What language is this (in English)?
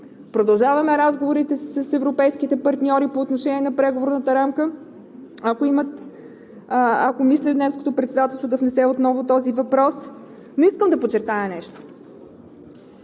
Bulgarian